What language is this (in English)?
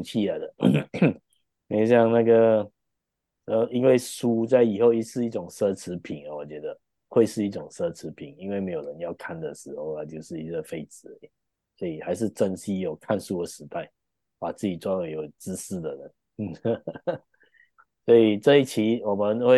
Chinese